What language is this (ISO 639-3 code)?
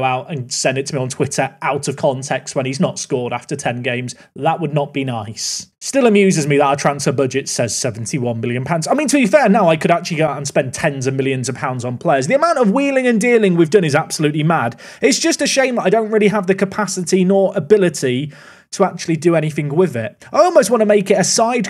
eng